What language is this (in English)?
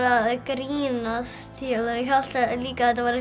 Icelandic